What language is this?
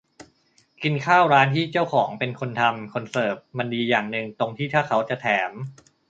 Thai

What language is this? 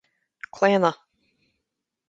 Irish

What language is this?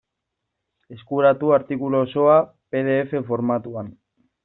Basque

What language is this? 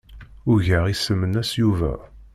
Kabyle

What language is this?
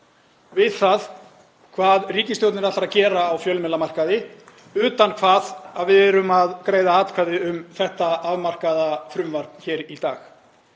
Icelandic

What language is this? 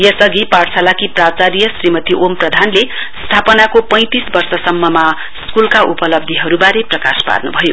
Nepali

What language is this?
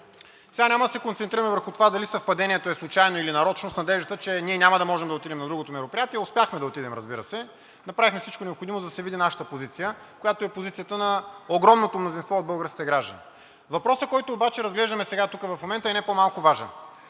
Bulgarian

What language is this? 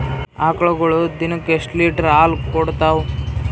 Kannada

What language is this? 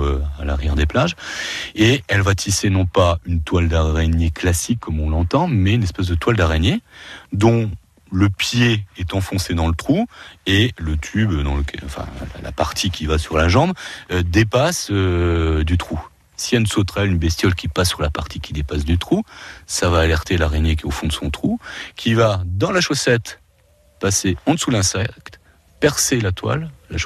French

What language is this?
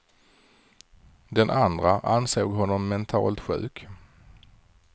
Swedish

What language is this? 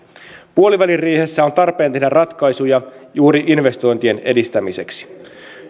Finnish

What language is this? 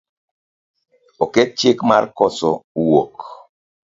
Luo (Kenya and Tanzania)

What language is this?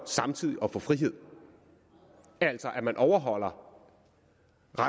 Danish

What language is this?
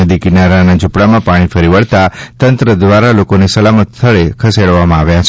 Gujarati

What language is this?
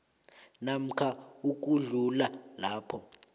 South Ndebele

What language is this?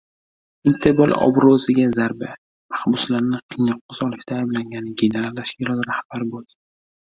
Uzbek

